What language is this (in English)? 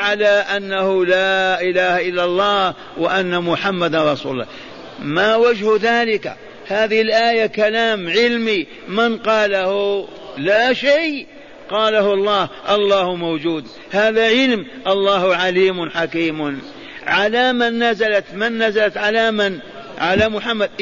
Arabic